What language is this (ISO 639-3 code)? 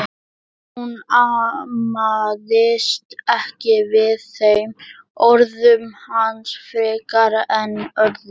isl